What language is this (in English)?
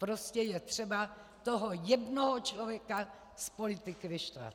Czech